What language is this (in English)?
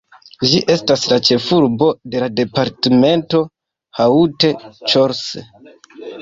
Esperanto